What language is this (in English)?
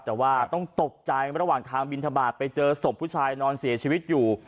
Thai